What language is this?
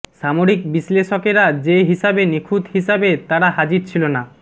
Bangla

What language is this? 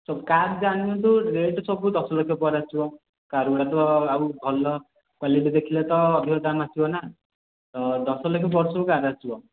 Odia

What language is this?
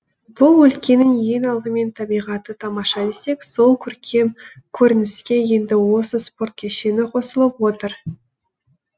Kazakh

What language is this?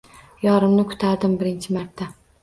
Uzbek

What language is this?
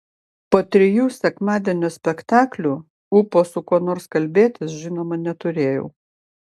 Lithuanian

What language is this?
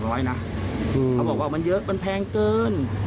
Thai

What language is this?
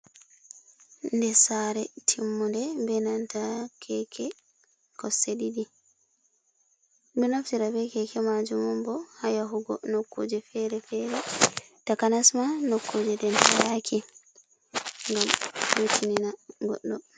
Fula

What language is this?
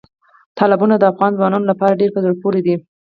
Pashto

